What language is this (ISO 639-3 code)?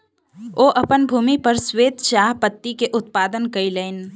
mai